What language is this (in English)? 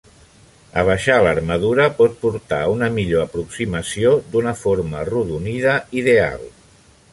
Catalan